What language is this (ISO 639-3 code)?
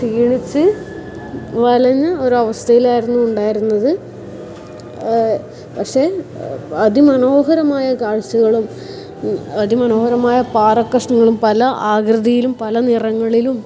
mal